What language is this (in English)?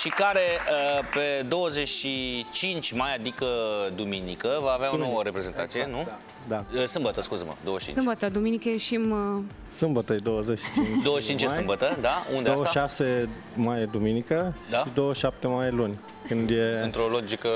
Romanian